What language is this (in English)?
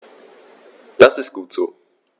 German